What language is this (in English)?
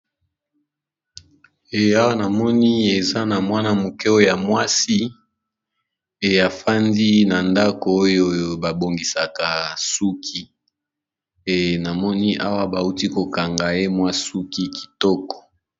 Lingala